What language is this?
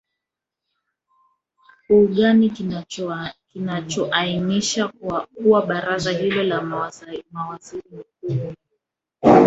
Swahili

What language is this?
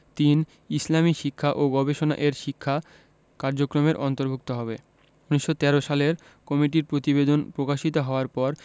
Bangla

